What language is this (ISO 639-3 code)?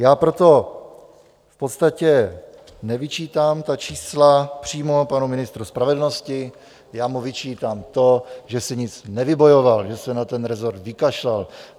ces